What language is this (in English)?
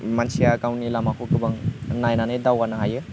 Bodo